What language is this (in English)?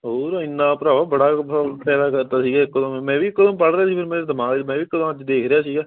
Punjabi